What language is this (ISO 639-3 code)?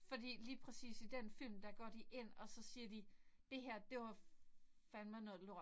dan